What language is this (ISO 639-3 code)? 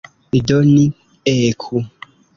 epo